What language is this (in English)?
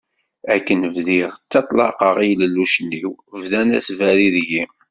Kabyle